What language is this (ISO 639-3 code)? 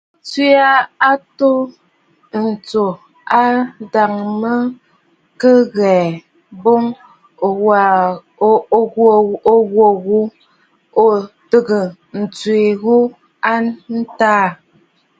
bfd